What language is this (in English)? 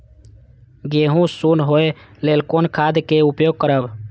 Maithili